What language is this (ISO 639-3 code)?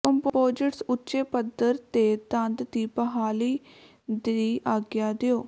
pan